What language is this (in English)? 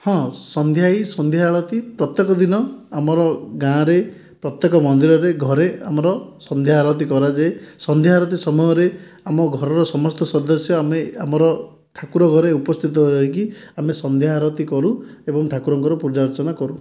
Odia